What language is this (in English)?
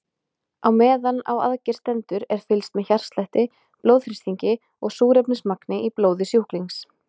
Icelandic